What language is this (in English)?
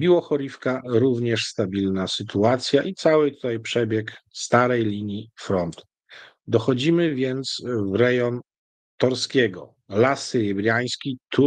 Polish